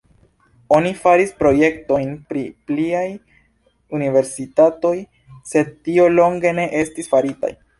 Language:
Esperanto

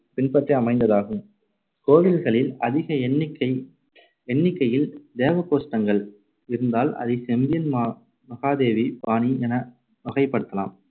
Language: Tamil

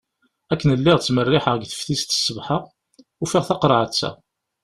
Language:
Kabyle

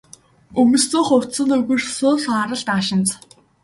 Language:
Mongolian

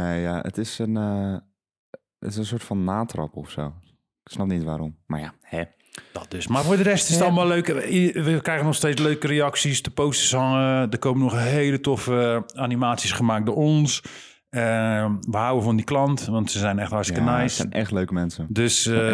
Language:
Dutch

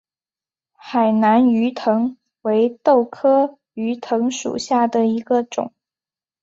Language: Chinese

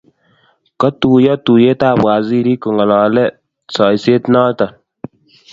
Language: Kalenjin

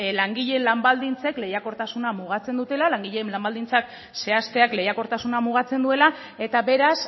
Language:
Basque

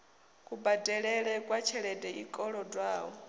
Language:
Venda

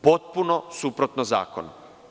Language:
Serbian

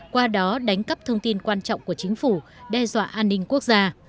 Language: Vietnamese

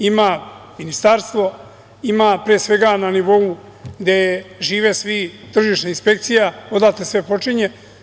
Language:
Serbian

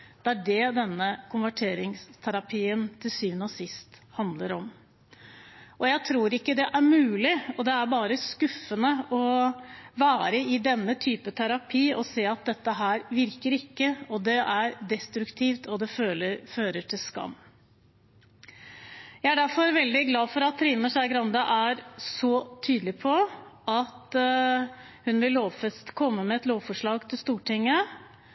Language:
Norwegian Bokmål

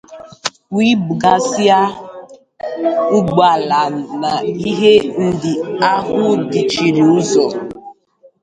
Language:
Igbo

